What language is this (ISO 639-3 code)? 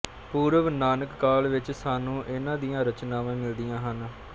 pan